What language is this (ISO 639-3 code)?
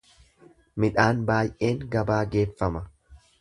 orm